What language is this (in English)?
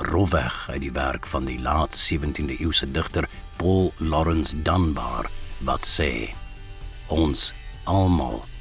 Dutch